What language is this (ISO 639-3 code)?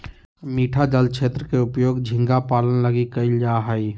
mag